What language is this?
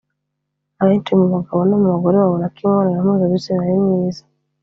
Kinyarwanda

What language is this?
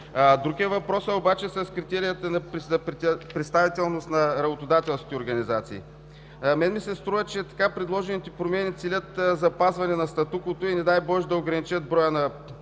Bulgarian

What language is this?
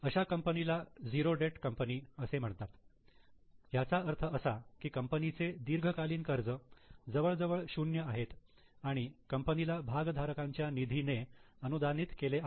Marathi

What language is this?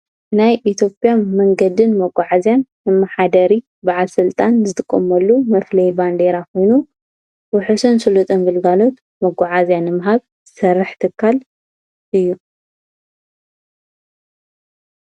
Tigrinya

